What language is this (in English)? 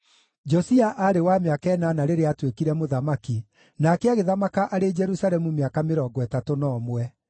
Kikuyu